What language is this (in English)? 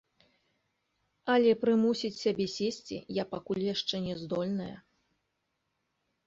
Belarusian